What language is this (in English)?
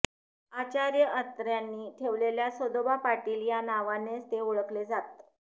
Marathi